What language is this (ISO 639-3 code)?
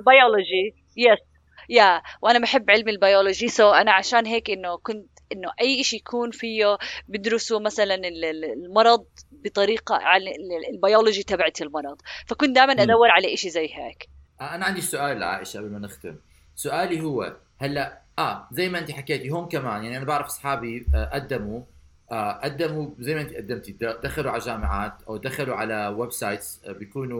ara